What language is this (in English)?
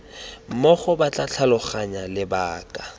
Tswana